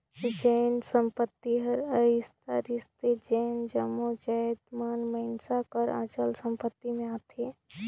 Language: Chhattisgarhi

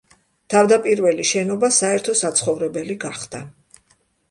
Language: Georgian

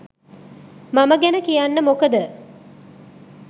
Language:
Sinhala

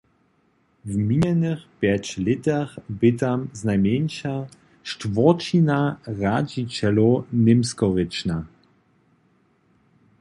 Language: Upper Sorbian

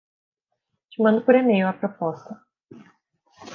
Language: Portuguese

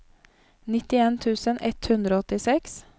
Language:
Norwegian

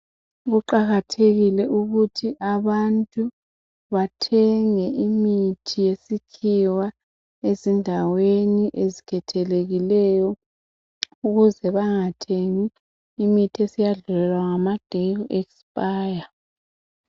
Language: North Ndebele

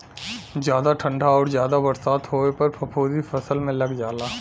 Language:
Bhojpuri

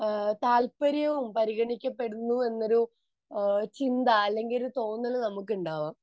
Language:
Malayalam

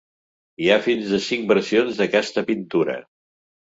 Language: Catalan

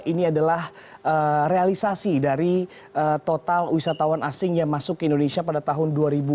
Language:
Indonesian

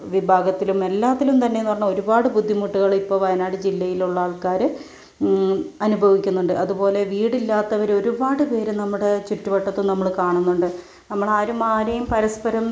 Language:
Malayalam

